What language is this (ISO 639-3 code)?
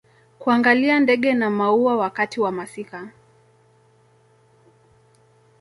swa